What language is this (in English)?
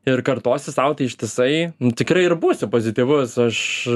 Lithuanian